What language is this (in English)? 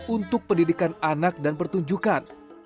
Indonesian